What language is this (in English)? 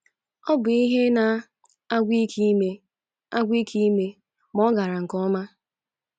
Igbo